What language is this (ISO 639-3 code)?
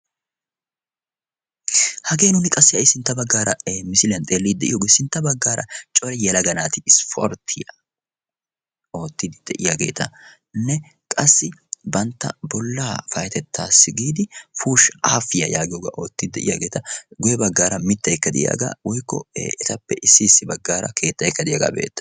wal